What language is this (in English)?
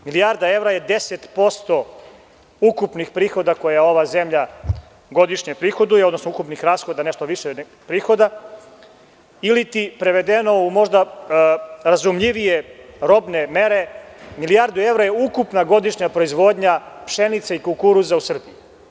Serbian